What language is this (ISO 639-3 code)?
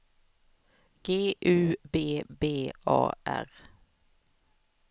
swe